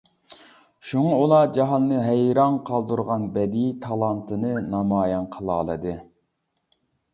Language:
Uyghur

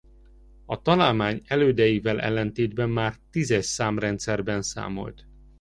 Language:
Hungarian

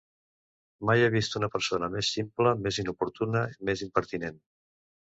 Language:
Catalan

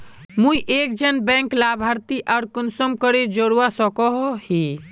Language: Magahi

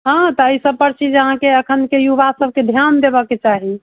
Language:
Maithili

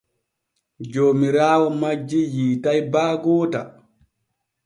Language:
Borgu Fulfulde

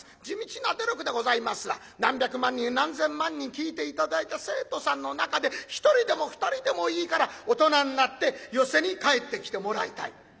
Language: Japanese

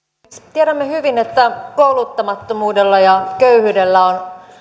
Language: Finnish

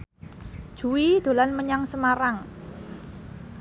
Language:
Javanese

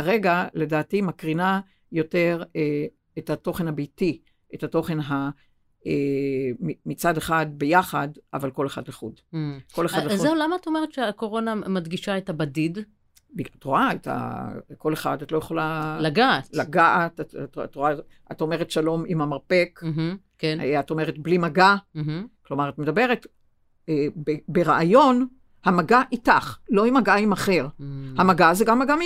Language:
Hebrew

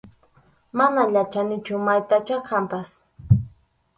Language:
Arequipa-La Unión Quechua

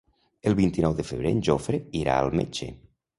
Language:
Catalan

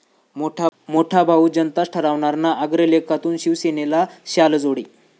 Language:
Marathi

